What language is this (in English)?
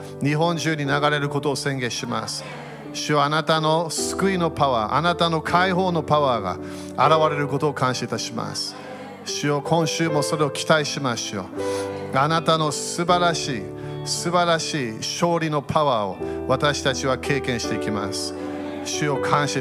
Japanese